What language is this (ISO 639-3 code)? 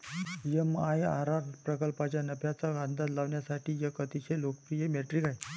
mar